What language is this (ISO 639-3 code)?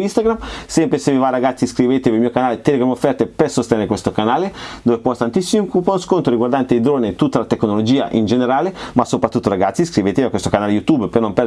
ita